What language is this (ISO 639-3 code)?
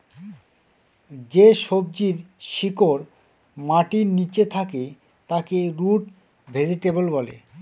ben